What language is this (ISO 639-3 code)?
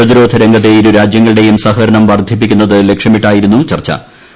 mal